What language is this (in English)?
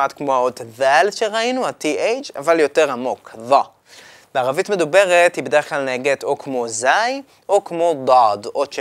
Hebrew